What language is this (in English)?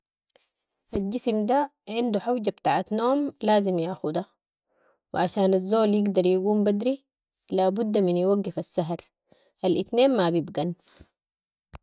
Sudanese Arabic